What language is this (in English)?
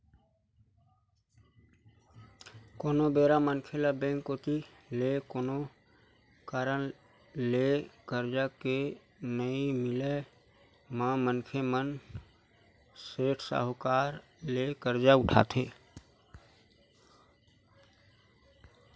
Chhattisgarhi